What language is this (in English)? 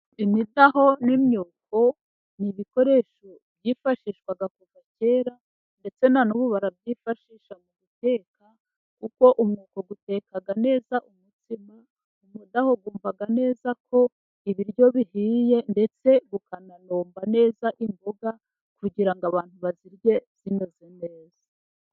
Kinyarwanda